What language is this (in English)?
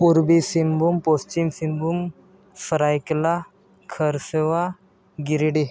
Santali